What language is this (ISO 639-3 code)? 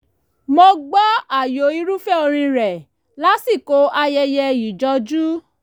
yor